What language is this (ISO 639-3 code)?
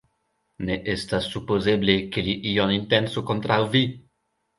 epo